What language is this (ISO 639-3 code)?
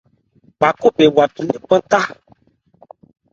ebr